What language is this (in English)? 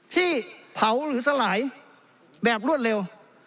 Thai